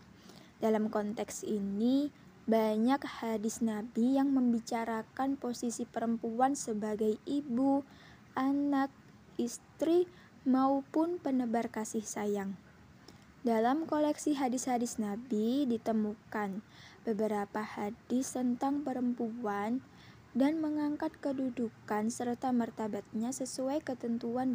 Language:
Indonesian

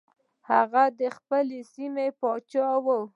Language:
Pashto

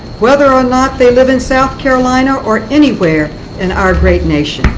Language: English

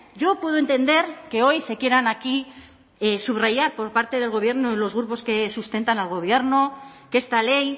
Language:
Spanish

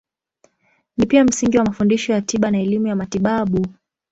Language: Swahili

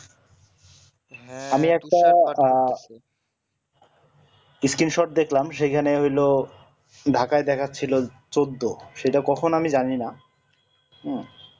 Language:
Bangla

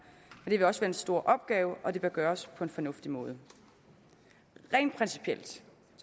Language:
Danish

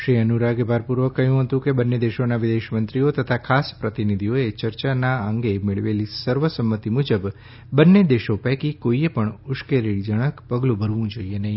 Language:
Gujarati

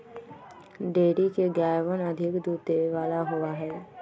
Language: Magahi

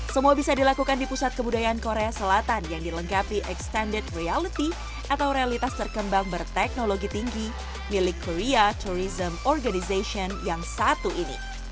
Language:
Indonesian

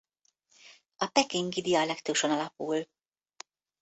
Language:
Hungarian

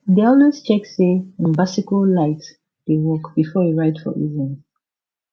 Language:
Nigerian Pidgin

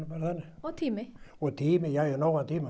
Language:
Icelandic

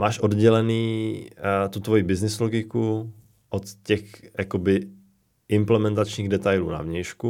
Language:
Czech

